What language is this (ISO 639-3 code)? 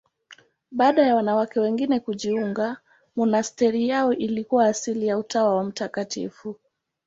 swa